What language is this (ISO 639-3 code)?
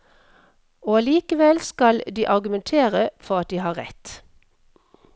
nor